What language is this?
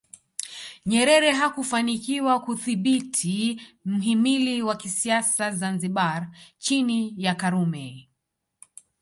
Swahili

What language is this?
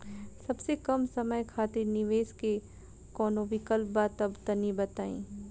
Bhojpuri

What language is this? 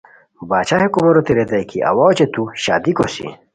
Khowar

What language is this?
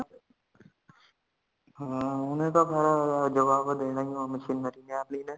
Punjabi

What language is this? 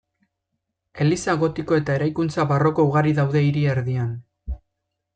Basque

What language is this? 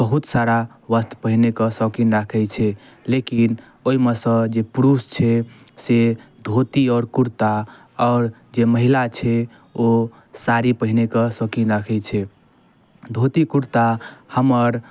Maithili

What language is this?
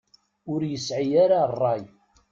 Kabyle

